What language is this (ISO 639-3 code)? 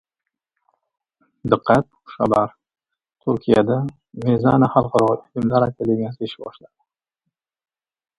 uzb